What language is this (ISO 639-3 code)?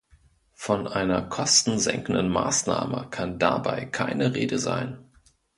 deu